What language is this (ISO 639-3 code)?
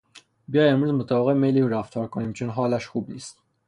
fas